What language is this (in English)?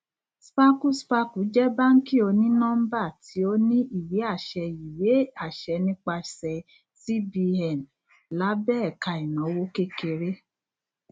Yoruba